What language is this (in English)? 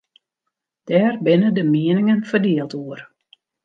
Western Frisian